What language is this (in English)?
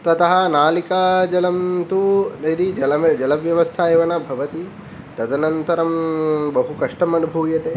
Sanskrit